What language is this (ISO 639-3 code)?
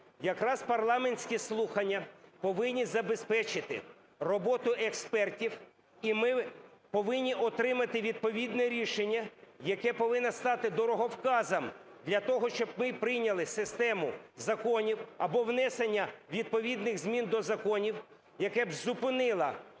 ukr